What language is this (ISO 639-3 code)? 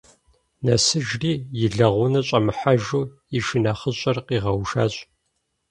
kbd